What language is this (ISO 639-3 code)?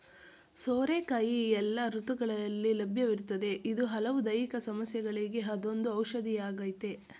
kan